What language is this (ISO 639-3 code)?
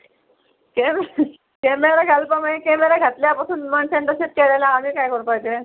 kok